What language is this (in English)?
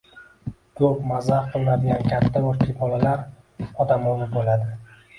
Uzbek